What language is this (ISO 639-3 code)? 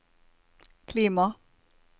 nor